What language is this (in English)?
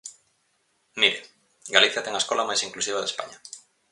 Galician